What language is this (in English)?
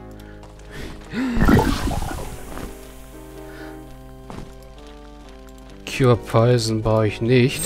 German